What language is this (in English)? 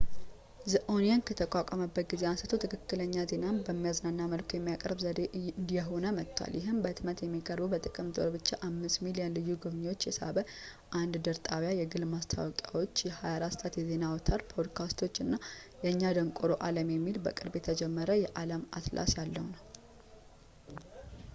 Amharic